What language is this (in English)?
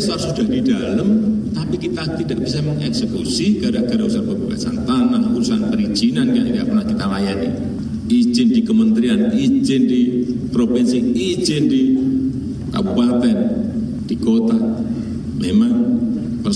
Indonesian